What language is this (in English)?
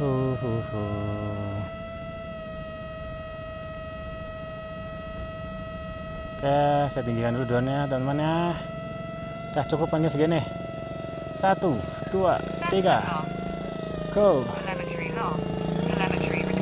Indonesian